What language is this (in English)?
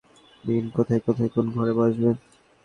Bangla